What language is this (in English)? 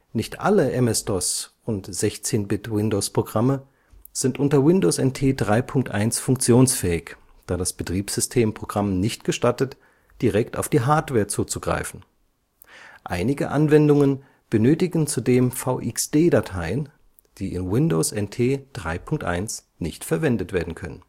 German